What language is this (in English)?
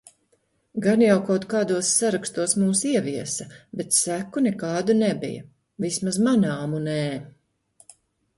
Latvian